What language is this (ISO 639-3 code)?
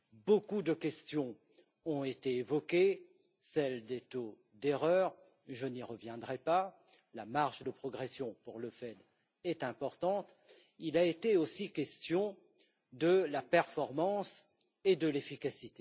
fra